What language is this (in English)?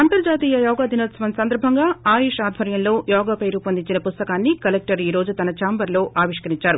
Telugu